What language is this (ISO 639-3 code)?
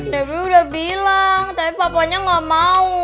ind